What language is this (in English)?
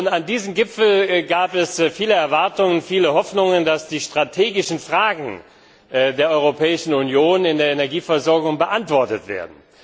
German